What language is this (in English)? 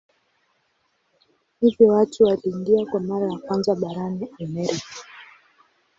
Swahili